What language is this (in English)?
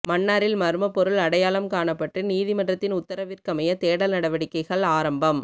Tamil